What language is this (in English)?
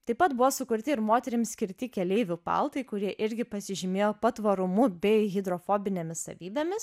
Lithuanian